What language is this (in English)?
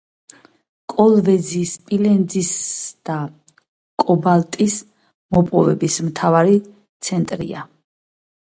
Georgian